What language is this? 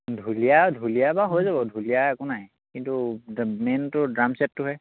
Assamese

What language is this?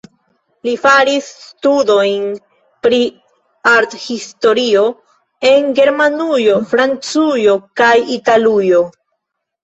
Esperanto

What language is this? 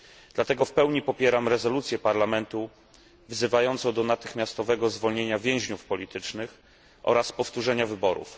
Polish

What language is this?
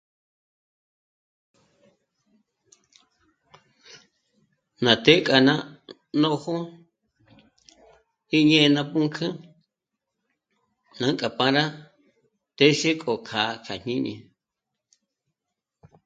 Michoacán Mazahua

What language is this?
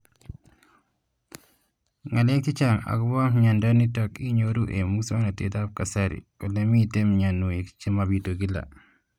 Kalenjin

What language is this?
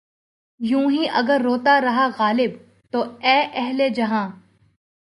Urdu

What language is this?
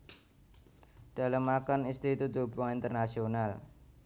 Javanese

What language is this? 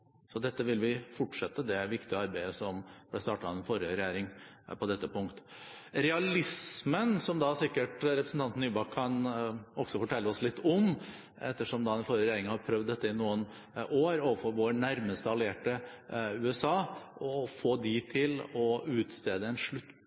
Norwegian Bokmål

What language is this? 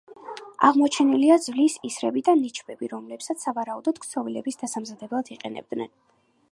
Georgian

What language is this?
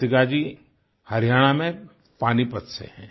Hindi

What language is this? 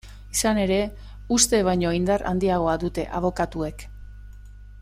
Basque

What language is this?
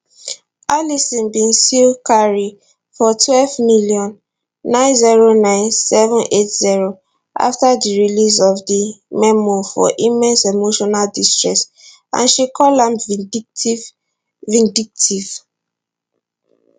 Nigerian Pidgin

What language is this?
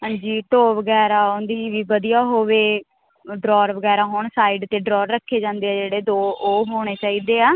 Punjabi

